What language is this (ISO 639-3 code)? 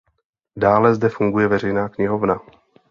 ces